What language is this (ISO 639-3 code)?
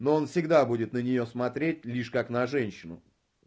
rus